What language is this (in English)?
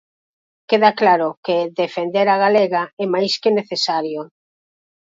Galician